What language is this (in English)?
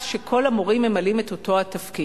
Hebrew